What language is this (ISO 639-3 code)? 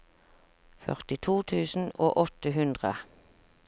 nor